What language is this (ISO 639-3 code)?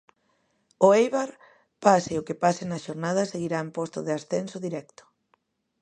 glg